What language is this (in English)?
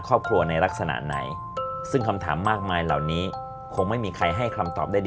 Thai